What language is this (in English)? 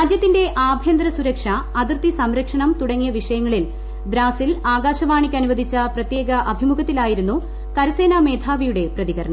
Malayalam